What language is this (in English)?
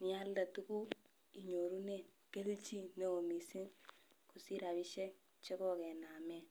Kalenjin